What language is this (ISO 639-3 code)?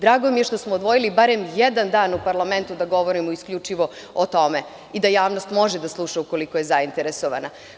srp